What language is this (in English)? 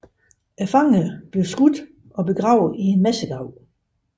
Danish